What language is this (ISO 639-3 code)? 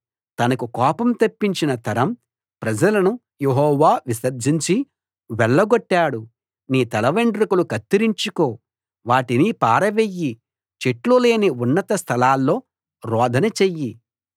tel